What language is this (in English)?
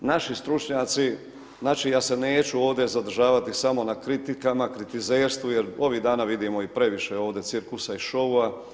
Croatian